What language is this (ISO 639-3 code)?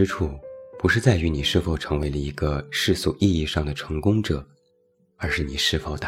zho